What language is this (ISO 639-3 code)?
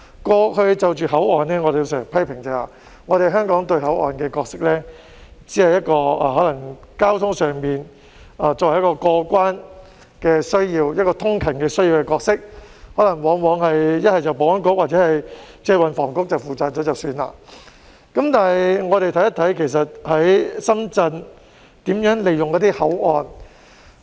yue